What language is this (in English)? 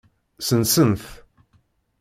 Kabyle